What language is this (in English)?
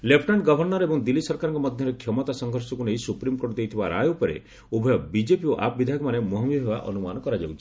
Odia